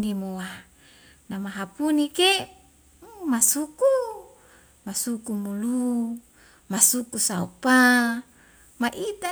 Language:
Wemale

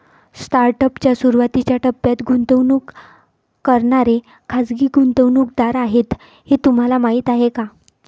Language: Marathi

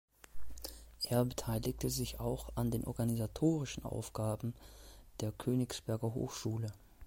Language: German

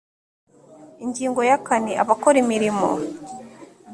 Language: Kinyarwanda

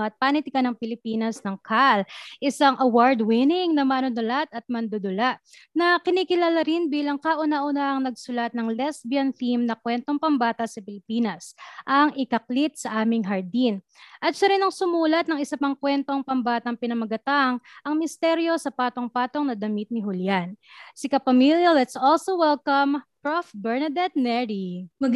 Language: Filipino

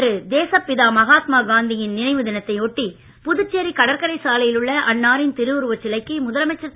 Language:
Tamil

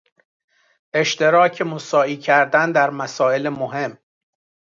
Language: Persian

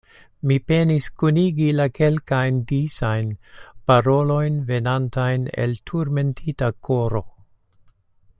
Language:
Esperanto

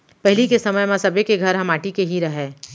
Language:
Chhattisgarhi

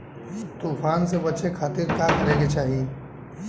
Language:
Bhojpuri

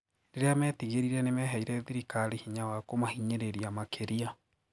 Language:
Kikuyu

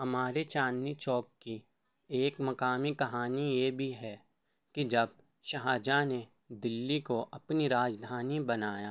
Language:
Urdu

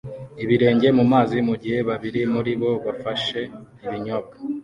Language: Kinyarwanda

